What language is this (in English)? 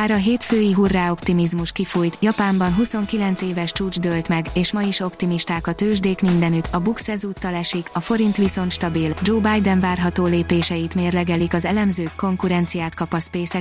Hungarian